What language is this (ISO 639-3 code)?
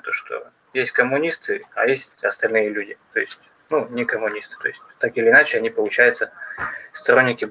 rus